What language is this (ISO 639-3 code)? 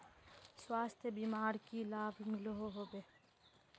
mag